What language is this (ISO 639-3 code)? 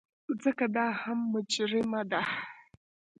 pus